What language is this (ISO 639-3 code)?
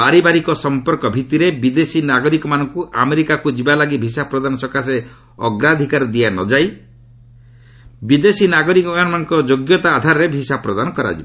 ori